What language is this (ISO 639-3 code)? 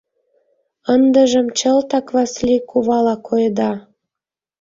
chm